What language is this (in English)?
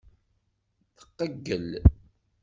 Kabyle